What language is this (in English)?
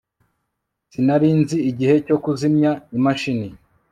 Kinyarwanda